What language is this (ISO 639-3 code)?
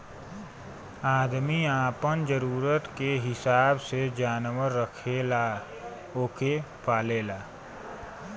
bho